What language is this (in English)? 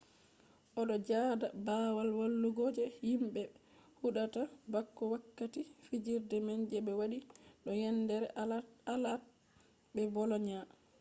Fula